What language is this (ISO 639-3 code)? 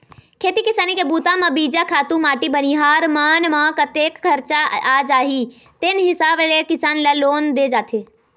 hne